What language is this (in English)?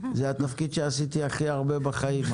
Hebrew